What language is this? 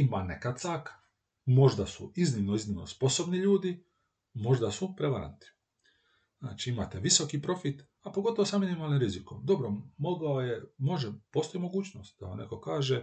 Croatian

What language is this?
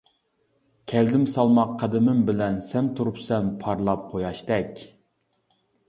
Uyghur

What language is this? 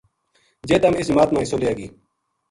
Gujari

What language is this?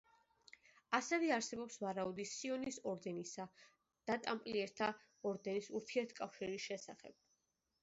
Georgian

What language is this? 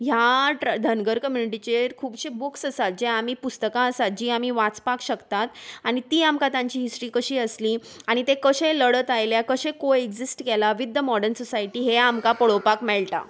Konkani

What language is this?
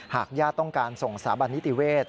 Thai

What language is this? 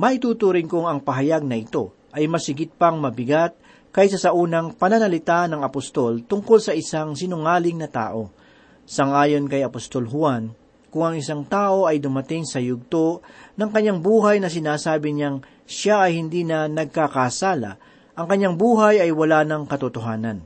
Filipino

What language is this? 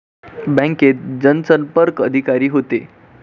Marathi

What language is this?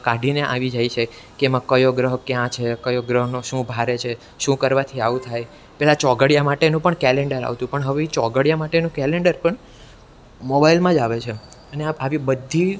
Gujarati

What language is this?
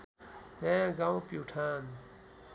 Nepali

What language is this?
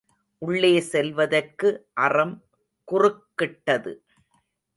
Tamil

